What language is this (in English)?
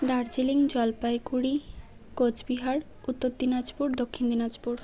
Bangla